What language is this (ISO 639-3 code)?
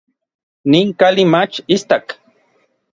nlv